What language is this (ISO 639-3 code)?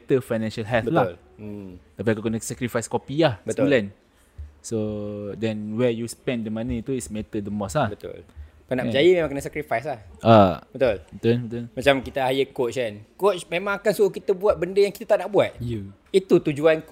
msa